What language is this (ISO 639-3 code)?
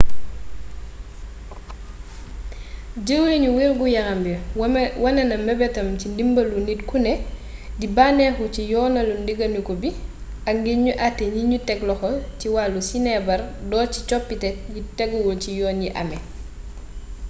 wol